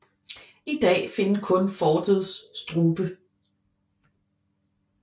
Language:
Danish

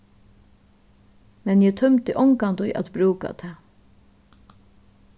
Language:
Faroese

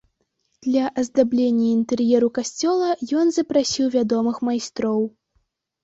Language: Belarusian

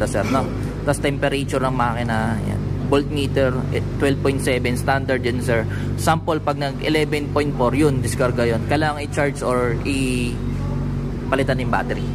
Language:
Filipino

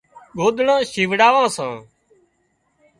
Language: Wadiyara Koli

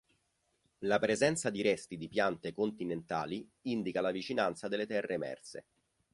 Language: Italian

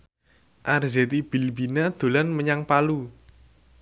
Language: Javanese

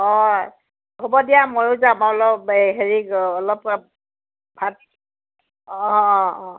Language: Assamese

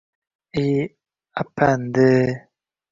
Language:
Uzbek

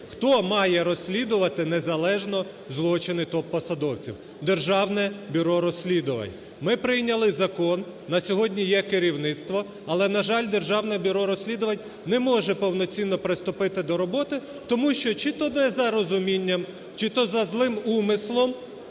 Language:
Ukrainian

